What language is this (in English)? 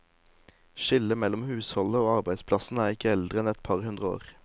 Norwegian